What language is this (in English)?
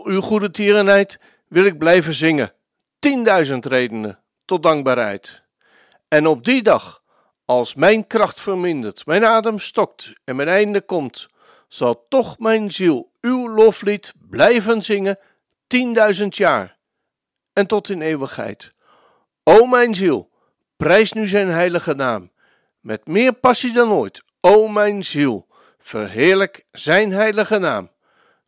Dutch